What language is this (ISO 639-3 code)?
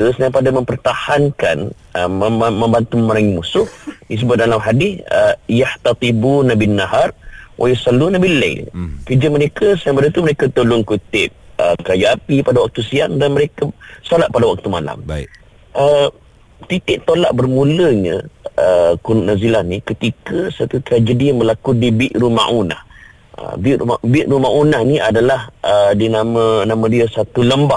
msa